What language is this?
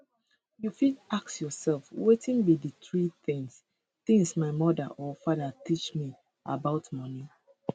Nigerian Pidgin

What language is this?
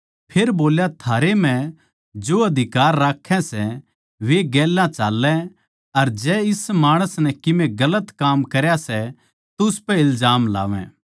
Haryanvi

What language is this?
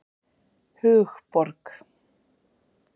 Icelandic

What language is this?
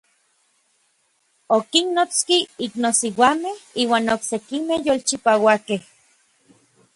Orizaba Nahuatl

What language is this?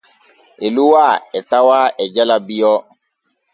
Borgu Fulfulde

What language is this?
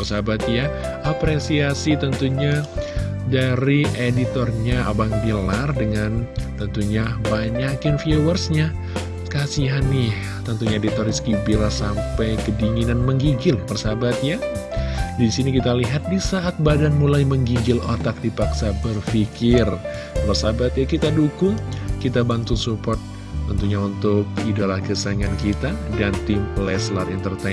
Indonesian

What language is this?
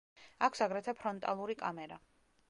Georgian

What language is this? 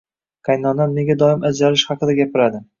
Uzbek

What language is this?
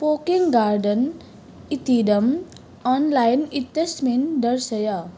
Sanskrit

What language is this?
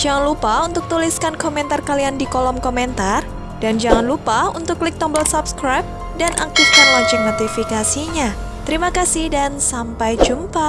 Indonesian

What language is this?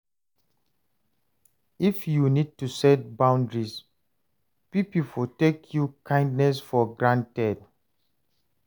Nigerian Pidgin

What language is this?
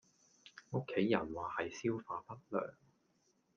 Cantonese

